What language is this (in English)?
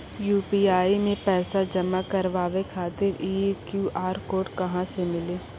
Maithili